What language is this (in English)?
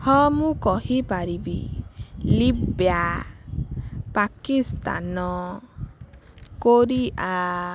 Odia